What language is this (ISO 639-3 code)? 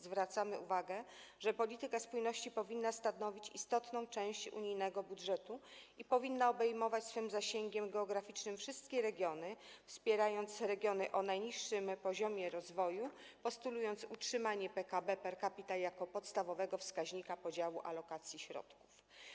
pol